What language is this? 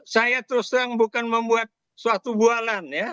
Indonesian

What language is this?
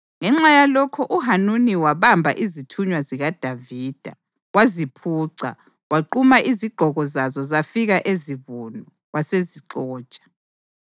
North Ndebele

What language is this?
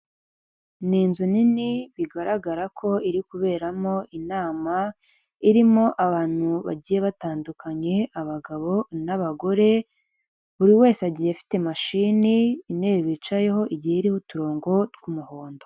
Kinyarwanda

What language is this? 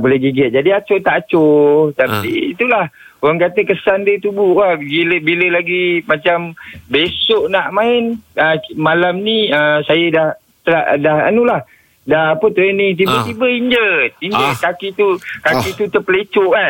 Malay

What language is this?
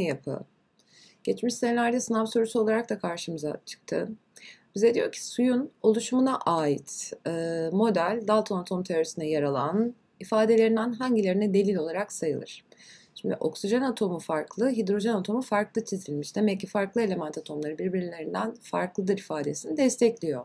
Turkish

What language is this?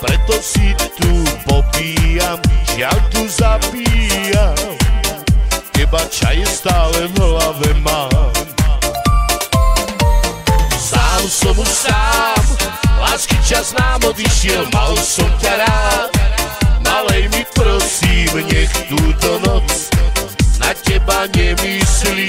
Romanian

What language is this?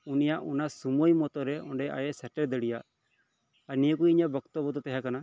Santali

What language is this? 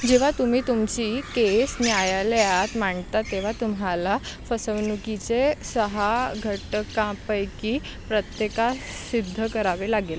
Marathi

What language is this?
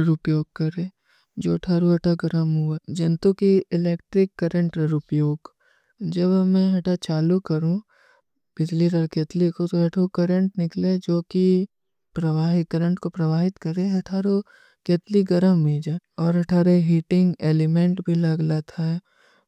Kui (India)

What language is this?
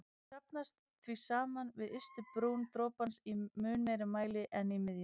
Icelandic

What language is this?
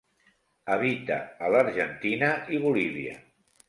Catalan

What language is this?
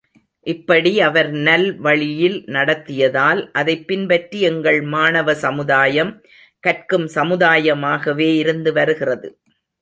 Tamil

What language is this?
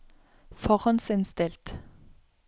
Norwegian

